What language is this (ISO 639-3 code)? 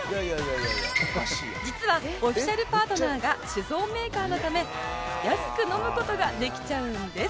jpn